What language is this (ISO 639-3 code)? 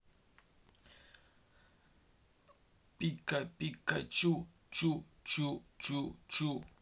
rus